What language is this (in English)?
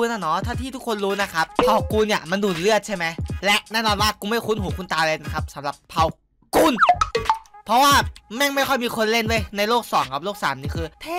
Thai